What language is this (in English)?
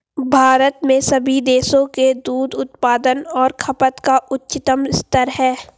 Hindi